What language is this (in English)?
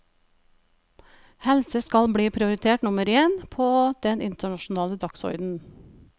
Norwegian